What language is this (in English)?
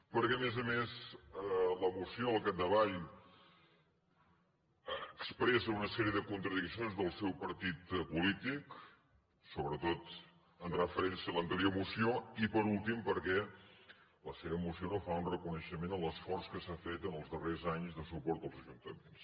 Catalan